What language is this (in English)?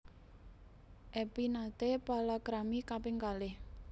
Javanese